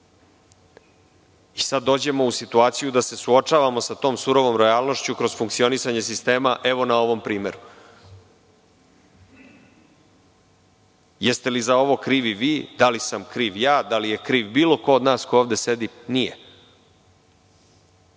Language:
Serbian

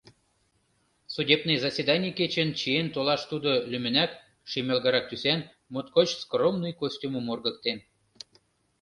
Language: Mari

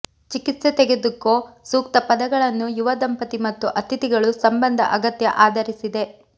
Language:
Kannada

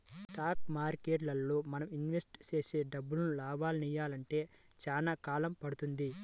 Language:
Telugu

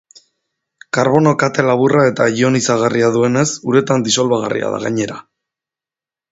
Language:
Basque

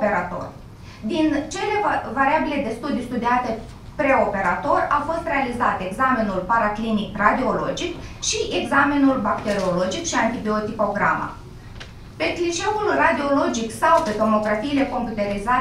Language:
Romanian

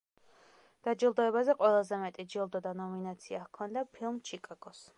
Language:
Georgian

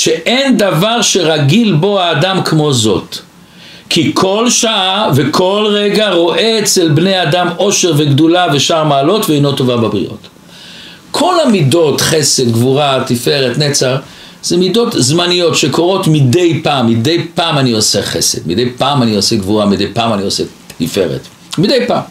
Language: Hebrew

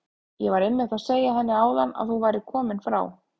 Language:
Icelandic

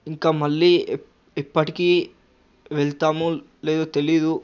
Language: Telugu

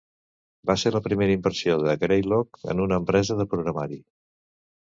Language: Catalan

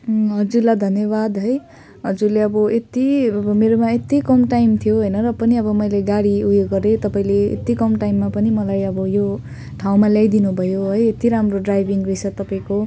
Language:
Nepali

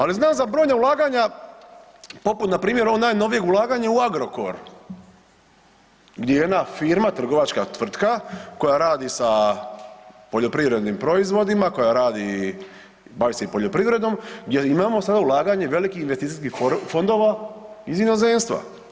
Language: Croatian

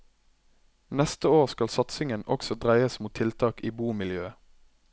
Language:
Norwegian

